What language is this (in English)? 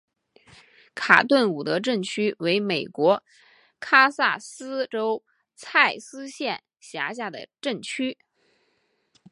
Chinese